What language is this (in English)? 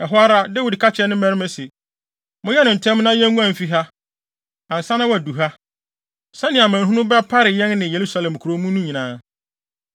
Akan